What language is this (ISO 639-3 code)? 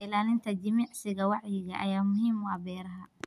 som